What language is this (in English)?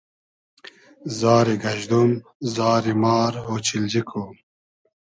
Hazaragi